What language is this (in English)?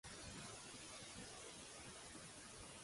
Catalan